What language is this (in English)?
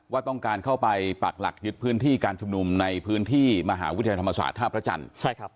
Thai